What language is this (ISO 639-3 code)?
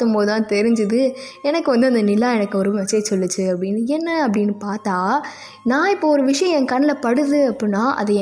tam